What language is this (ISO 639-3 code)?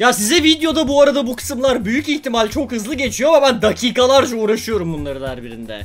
tur